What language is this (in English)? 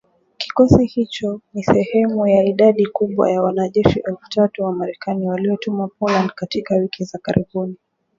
Swahili